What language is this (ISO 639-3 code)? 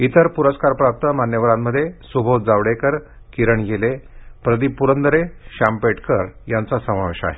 mar